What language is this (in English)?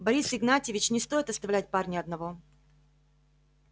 Russian